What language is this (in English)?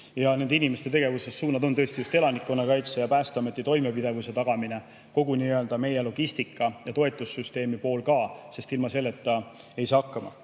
Estonian